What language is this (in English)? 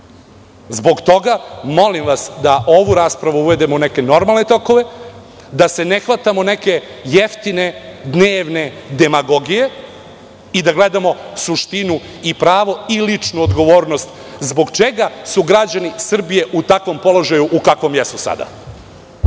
Serbian